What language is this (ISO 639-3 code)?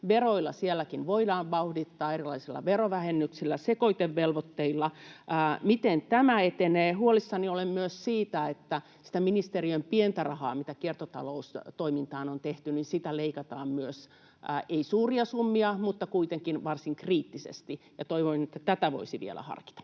fin